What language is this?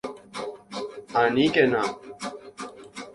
Guarani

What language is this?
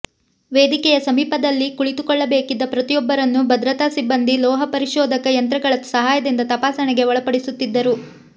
Kannada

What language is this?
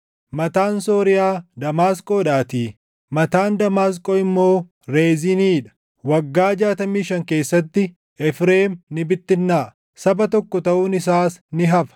Oromo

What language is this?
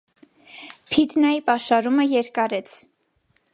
Armenian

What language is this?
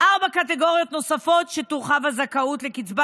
Hebrew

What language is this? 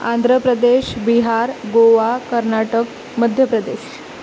Marathi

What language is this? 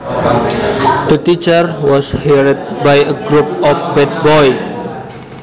Javanese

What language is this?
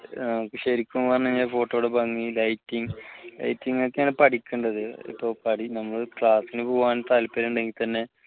Malayalam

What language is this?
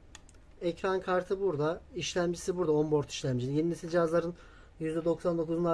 Turkish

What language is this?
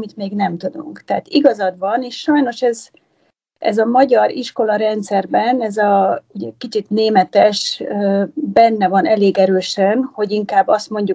Hungarian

